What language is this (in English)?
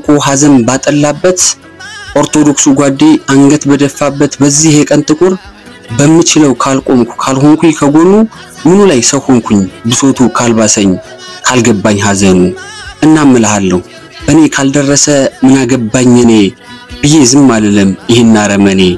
Arabic